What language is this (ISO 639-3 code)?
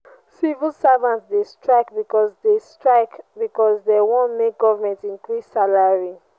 pcm